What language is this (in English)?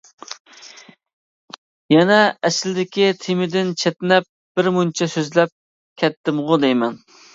Uyghur